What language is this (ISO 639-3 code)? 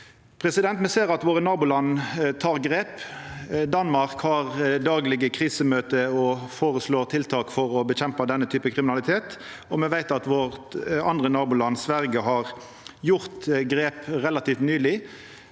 nor